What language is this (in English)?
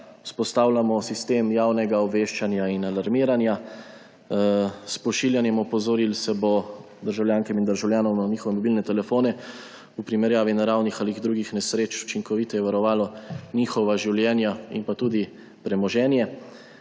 Slovenian